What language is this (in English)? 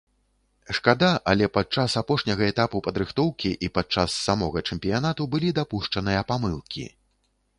Belarusian